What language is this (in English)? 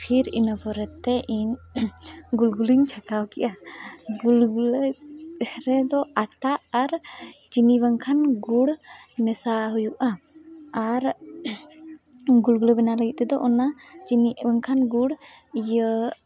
Santali